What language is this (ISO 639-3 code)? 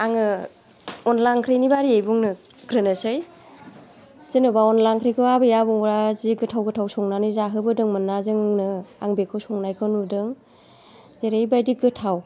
brx